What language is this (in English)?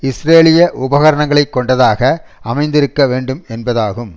Tamil